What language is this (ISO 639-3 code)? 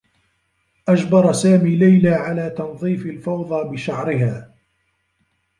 ara